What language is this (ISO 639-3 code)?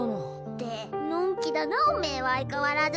jpn